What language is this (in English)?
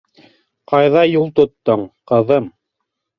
Bashkir